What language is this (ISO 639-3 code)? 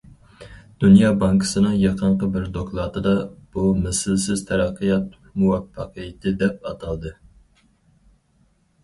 uig